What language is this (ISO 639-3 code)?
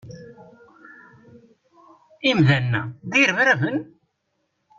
kab